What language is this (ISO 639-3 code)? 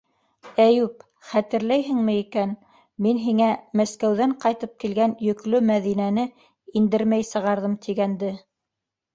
bak